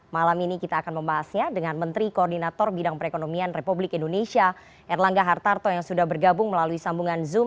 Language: Indonesian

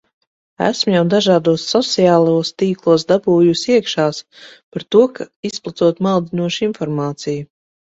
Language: Latvian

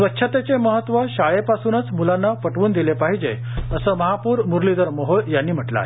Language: Marathi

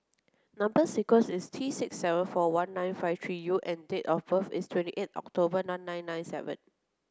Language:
English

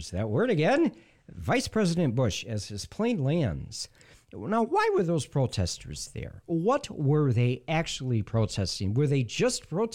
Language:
English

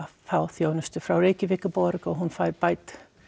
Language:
Icelandic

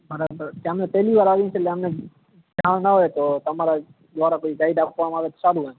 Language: Gujarati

